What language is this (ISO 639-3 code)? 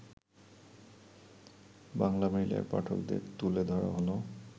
ben